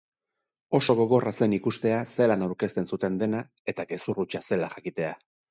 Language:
Basque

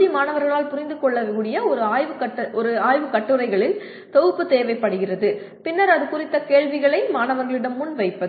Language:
Tamil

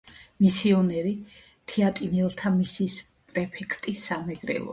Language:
Georgian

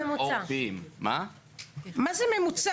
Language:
Hebrew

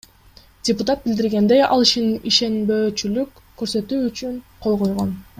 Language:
Kyrgyz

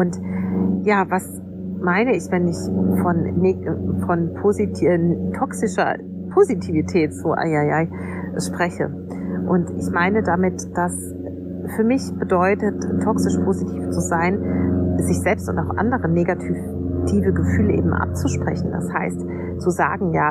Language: German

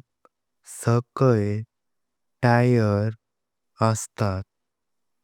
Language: Konkani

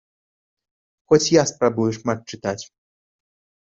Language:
Belarusian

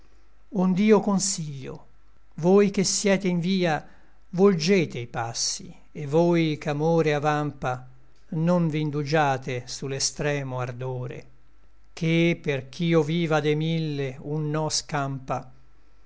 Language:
Italian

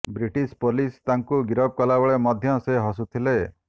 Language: Odia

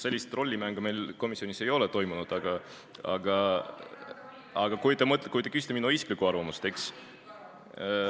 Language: Estonian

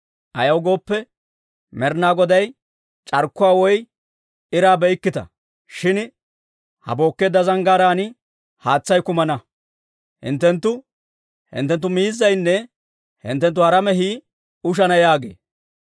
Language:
Dawro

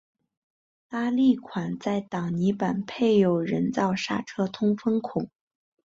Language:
Chinese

